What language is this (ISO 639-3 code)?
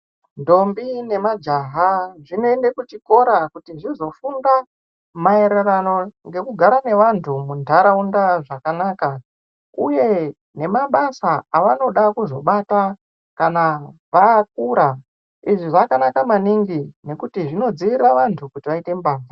ndc